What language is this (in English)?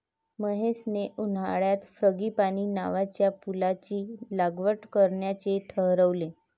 Marathi